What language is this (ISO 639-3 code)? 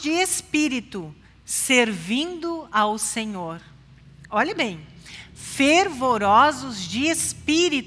por